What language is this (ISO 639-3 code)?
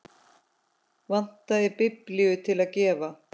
isl